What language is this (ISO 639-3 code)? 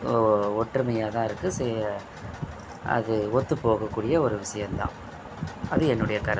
tam